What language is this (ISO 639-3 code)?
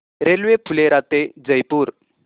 mar